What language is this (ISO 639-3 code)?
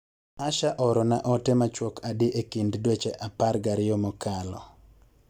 luo